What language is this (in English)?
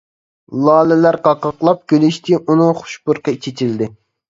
Uyghur